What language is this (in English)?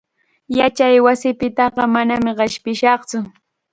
Chiquián Ancash Quechua